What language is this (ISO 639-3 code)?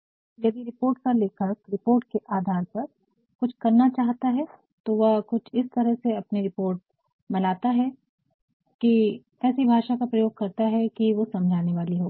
hin